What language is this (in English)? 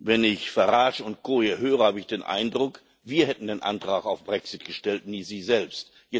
German